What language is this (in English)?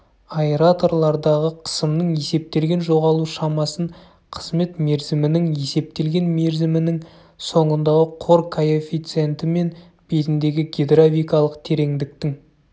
Kazakh